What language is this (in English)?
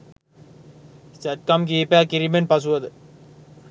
Sinhala